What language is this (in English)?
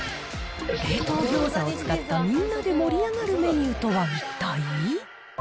Japanese